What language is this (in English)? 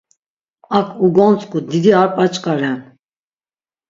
Laz